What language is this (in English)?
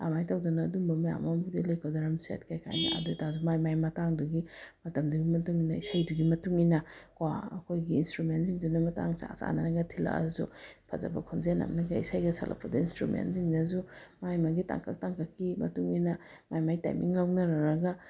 Manipuri